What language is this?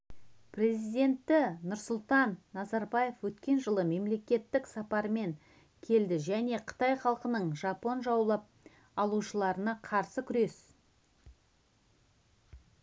Kazakh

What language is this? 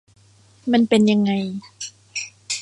Thai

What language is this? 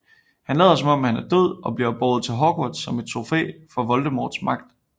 Danish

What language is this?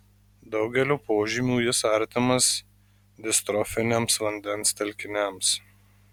Lithuanian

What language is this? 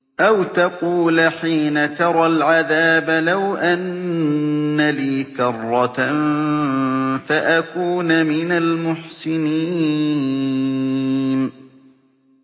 Arabic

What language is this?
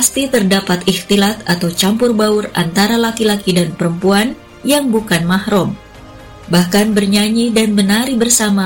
Indonesian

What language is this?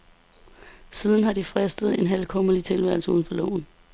Danish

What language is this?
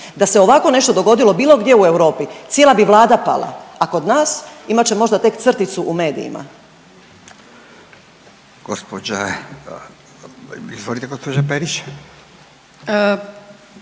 Croatian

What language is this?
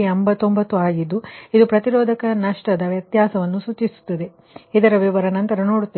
Kannada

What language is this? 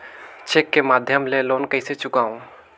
Chhattisgarhi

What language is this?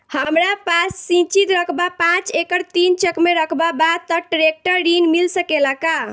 Bhojpuri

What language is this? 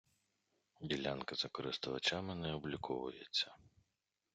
Ukrainian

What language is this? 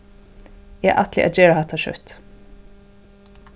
Faroese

